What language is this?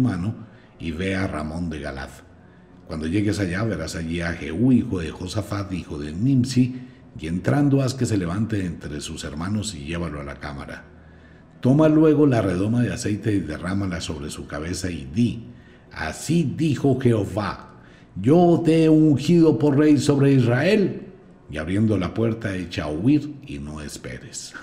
Spanish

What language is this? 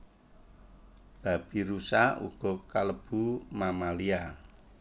Javanese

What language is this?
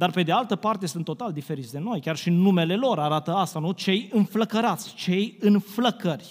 Romanian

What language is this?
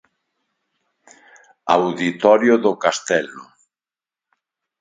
Galician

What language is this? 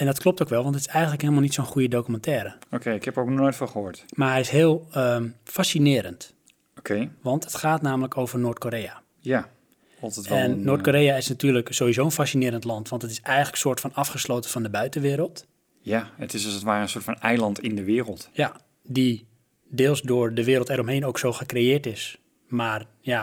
Dutch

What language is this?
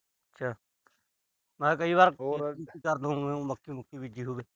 Punjabi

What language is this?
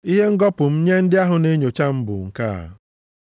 Igbo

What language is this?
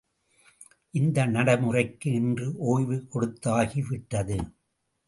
Tamil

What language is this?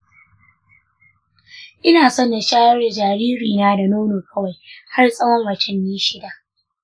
Hausa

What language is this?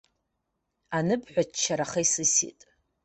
Abkhazian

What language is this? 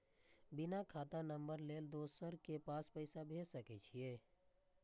Maithili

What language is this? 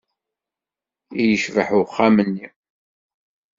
Kabyle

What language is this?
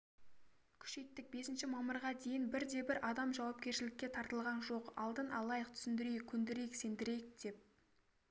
Kazakh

